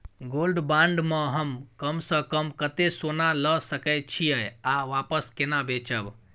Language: Maithili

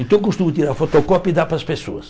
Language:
Portuguese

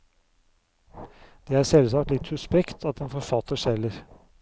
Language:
Norwegian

